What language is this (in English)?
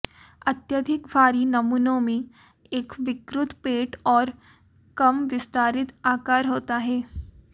Hindi